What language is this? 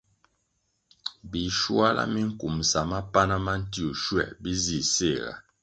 Kwasio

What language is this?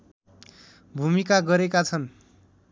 Nepali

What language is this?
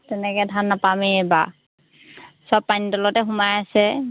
Assamese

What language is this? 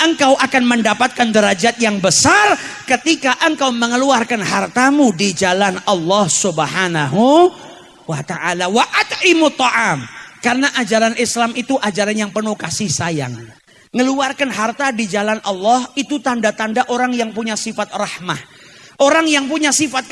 Indonesian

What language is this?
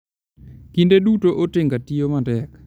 Luo (Kenya and Tanzania)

